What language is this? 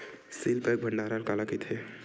Chhattisgarhi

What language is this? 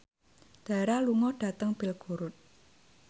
Javanese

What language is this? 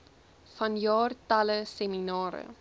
Afrikaans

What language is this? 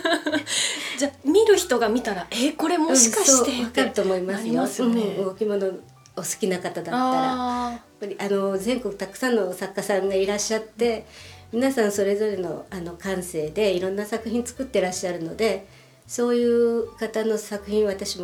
Japanese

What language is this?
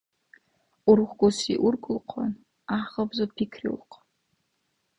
Dargwa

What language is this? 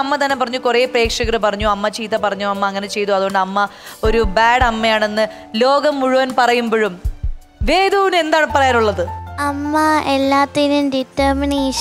Malayalam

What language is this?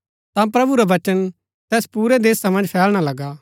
Gaddi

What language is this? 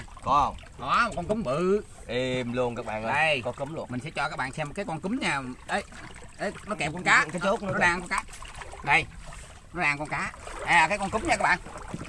Vietnamese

